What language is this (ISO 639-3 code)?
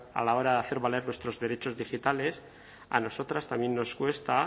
spa